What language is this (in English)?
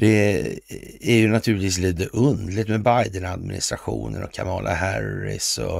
Swedish